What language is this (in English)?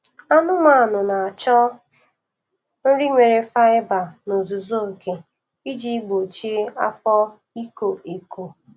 Igbo